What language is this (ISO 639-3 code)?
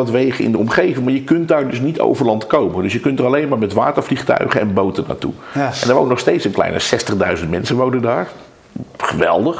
nld